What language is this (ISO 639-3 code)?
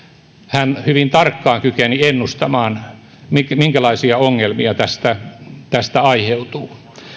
fin